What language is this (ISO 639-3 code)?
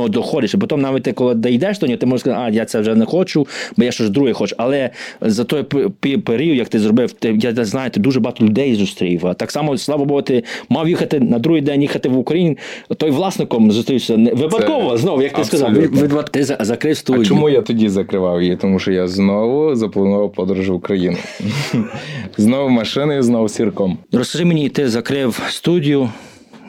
ukr